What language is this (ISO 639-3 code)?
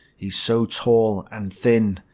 eng